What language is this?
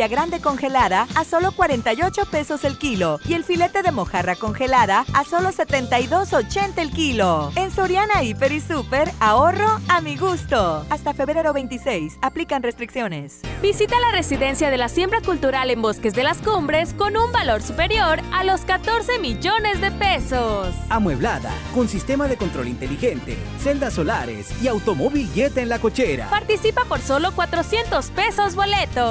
Spanish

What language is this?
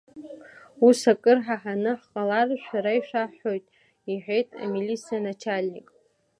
Abkhazian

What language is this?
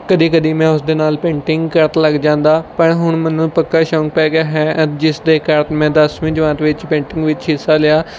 Punjabi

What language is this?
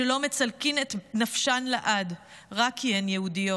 Hebrew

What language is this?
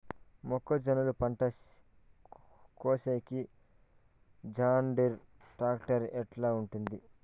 Telugu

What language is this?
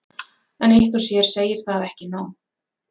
Icelandic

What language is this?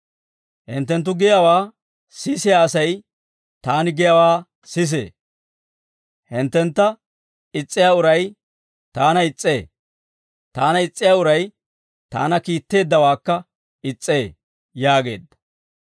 Dawro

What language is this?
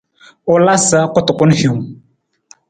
Nawdm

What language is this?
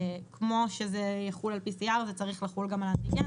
Hebrew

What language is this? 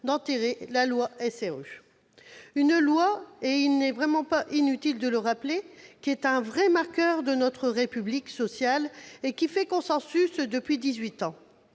French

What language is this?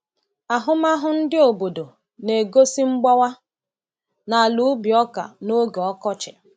Igbo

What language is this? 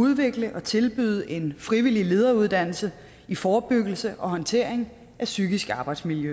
Danish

